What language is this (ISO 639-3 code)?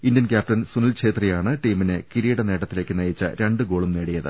mal